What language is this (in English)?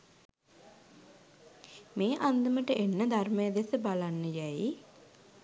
Sinhala